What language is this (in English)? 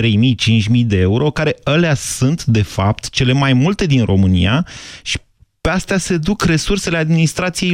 Romanian